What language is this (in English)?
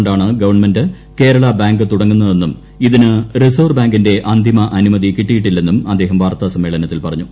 Malayalam